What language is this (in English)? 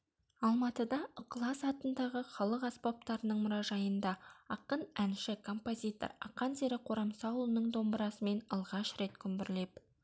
Kazakh